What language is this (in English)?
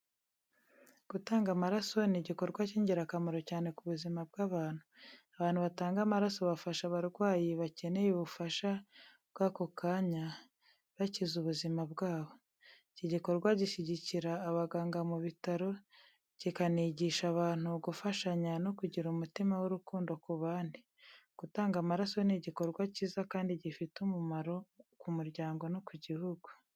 Kinyarwanda